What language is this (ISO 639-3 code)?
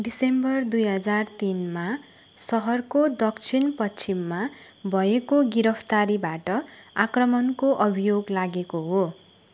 nep